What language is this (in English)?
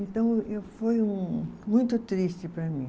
Portuguese